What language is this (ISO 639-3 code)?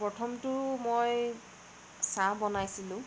asm